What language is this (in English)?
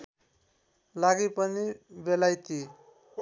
Nepali